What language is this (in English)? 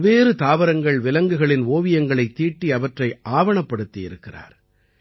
Tamil